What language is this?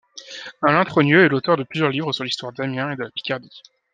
French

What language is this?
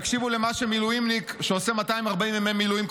Hebrew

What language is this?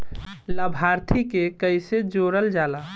Bhojpuri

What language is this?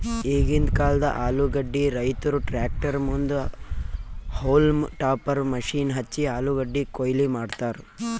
Kannada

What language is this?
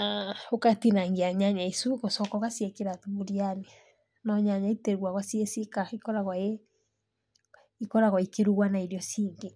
Kikuyu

